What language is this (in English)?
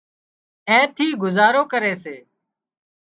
Wadiyara Koli